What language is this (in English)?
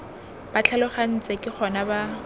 Tswana